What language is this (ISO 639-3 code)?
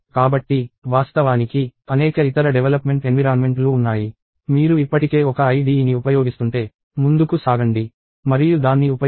tel